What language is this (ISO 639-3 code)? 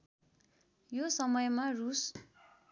nep